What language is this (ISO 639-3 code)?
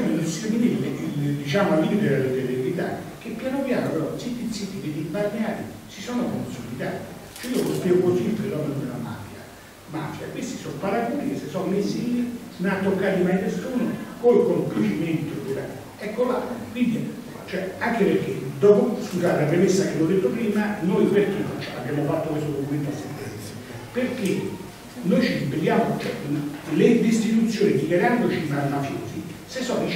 ita